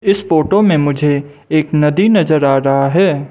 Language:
Hindi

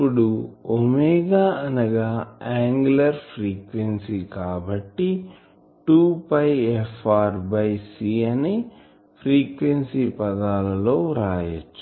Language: Telugu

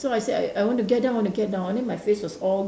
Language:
English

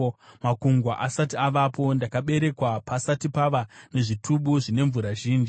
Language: Shona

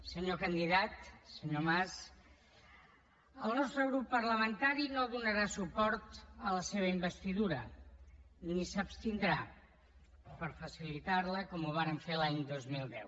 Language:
Catalan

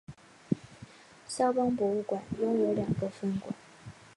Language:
Chinese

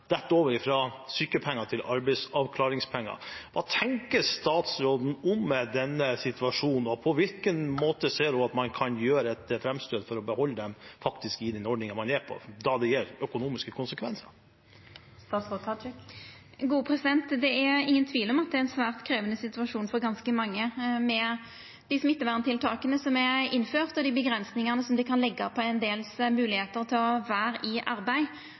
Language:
Norwegian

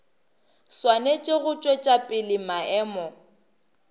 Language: Northern Sotho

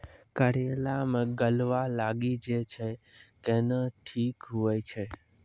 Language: Maithili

